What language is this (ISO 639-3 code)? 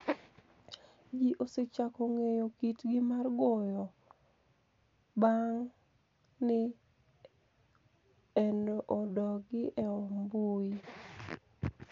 luo